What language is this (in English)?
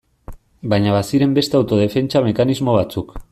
Basque